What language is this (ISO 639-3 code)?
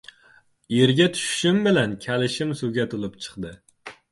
uzb